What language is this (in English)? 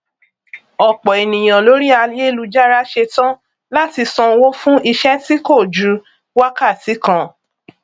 Yoruba